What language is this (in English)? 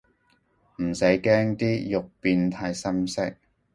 Cantonese